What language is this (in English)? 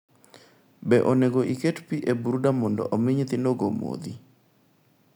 Luo (Kenya and Tanzania)